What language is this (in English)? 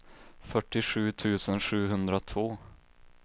Swedish